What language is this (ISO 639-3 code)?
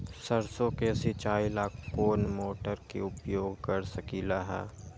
mag